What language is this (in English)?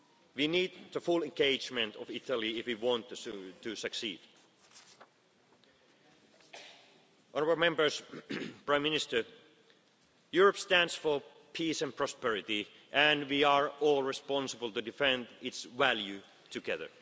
English